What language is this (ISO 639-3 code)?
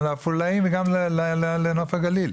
heb